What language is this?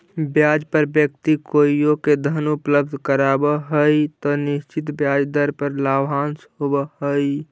Magahi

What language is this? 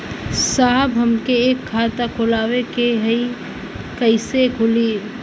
Bhojpuri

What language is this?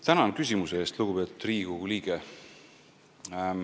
Estonian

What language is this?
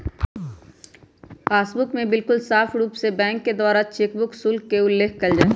Magahi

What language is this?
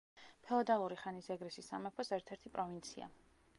Georgian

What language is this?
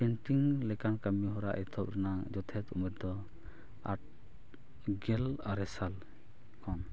Santali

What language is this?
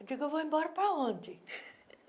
Portuguese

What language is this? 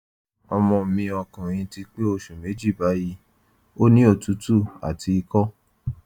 Yoruba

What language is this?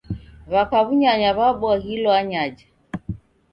Taita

